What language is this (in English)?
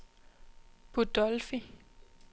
Danish